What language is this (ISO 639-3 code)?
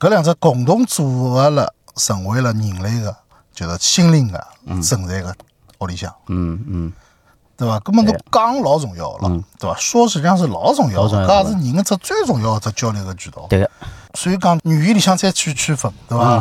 zho